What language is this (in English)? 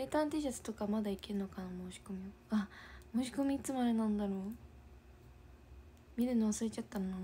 Japanese